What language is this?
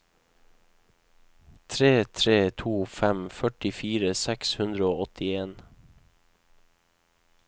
Norwegian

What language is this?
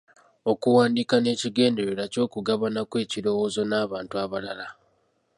Ganda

